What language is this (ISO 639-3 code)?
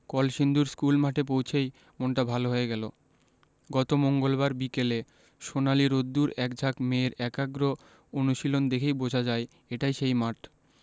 ben